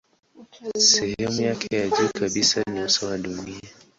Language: Swahili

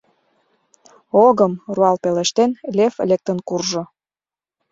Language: Mari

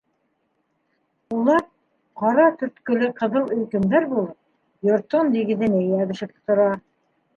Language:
Bashkir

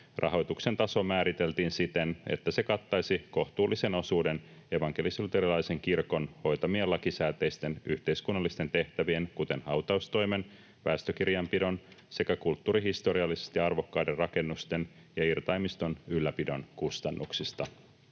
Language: Finnish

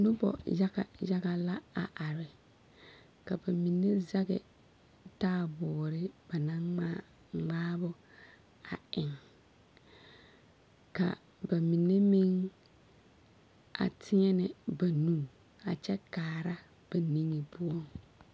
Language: Southern Dagaare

